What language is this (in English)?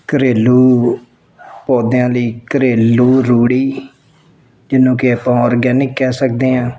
Punjabi